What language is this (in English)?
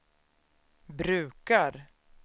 Swedish